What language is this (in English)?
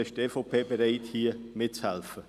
Swiss German